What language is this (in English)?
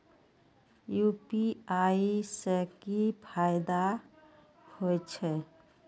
Maithili